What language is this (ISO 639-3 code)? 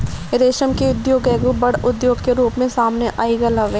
bho